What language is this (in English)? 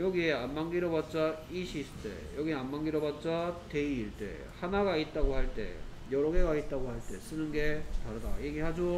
Korean